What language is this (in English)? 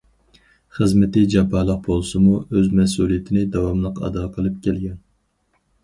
Uyghur